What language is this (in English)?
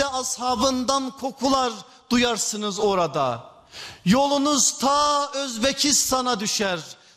Turkish